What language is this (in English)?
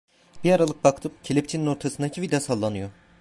Turkish